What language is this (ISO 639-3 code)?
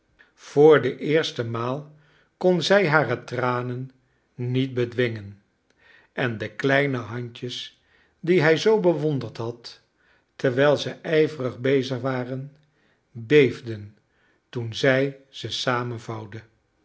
nld